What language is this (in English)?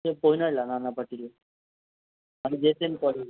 Marathi